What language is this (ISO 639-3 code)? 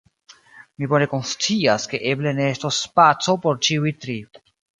epo